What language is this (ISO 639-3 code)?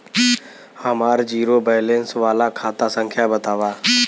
bho